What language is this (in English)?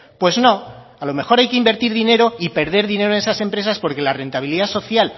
Spanish